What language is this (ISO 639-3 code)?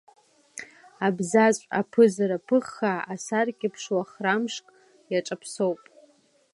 abk